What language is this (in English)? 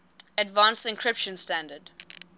English